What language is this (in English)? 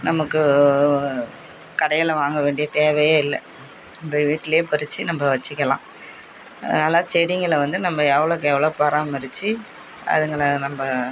Tamil